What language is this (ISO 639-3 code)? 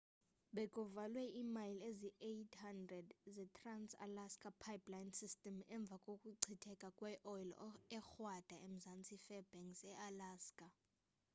xho